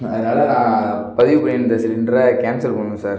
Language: Tamil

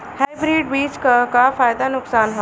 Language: Bhojpuri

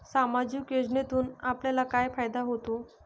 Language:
Marathi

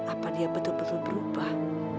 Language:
Indonesian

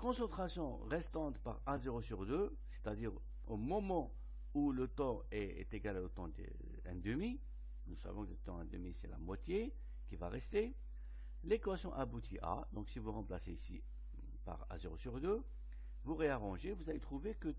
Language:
French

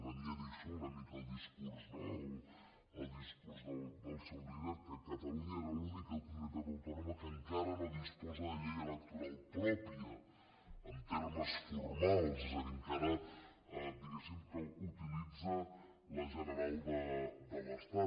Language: Catalan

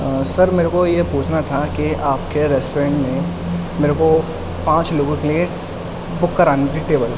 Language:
Urdu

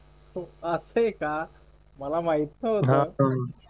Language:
Marathi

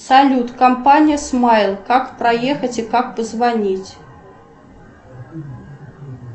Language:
Russian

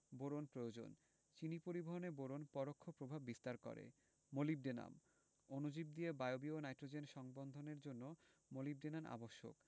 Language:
Bangla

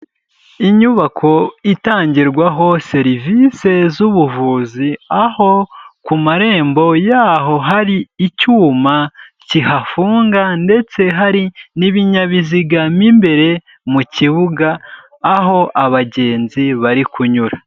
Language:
Kinyarwanda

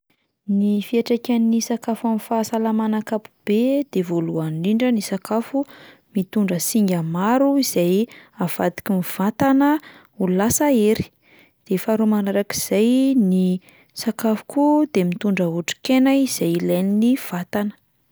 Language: Malagasy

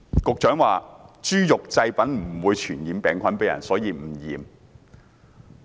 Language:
Cantonese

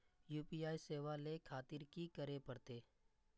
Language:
Maithili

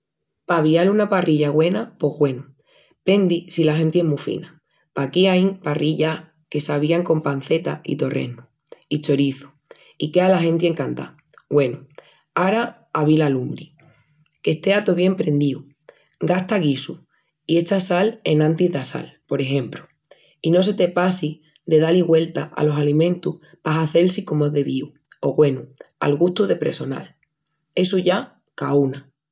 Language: Extremaduran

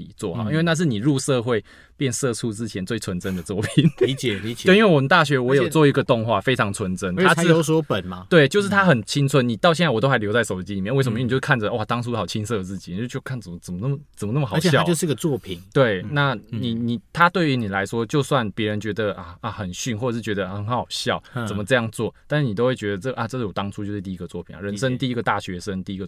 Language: Chinese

